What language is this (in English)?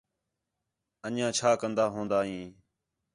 Khetrani